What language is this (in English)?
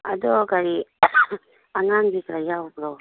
Manipuri